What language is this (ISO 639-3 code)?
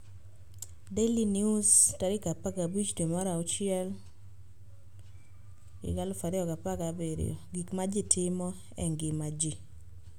luo